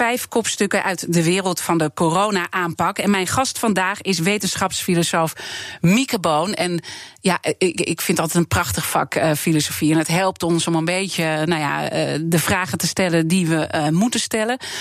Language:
Dutch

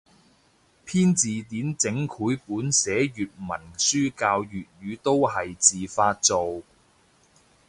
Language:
Cantonese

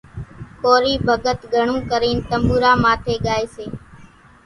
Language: Kachi Koli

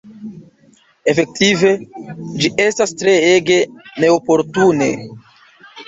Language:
Esperanto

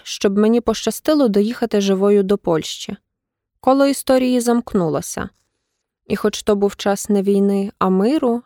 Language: Ukrainian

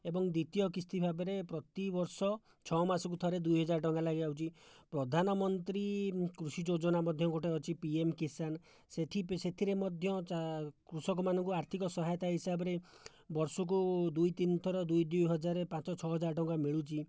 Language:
Odia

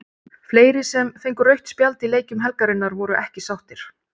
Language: Icelandic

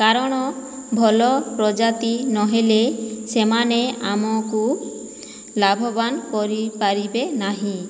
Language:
Odia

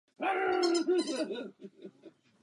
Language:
Czech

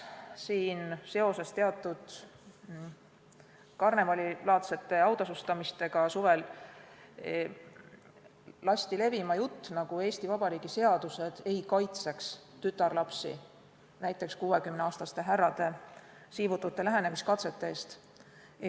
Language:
Estonian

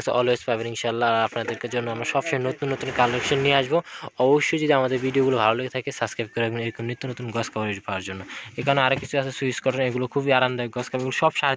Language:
Romanian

